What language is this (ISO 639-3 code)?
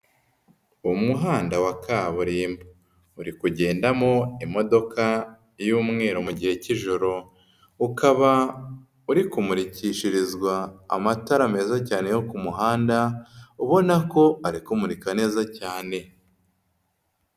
kin